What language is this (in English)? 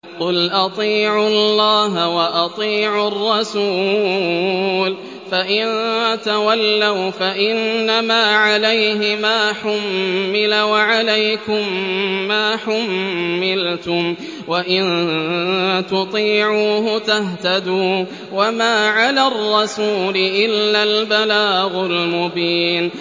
Arabic